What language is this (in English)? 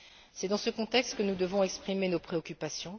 French